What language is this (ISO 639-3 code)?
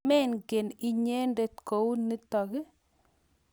kln